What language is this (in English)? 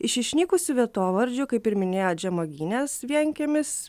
Lithuanian